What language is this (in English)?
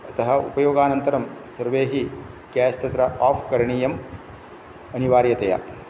Sanskrit